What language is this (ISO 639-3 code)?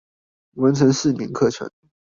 zho